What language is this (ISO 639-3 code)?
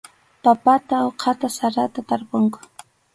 qxu